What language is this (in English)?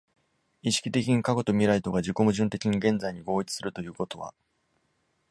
Japanese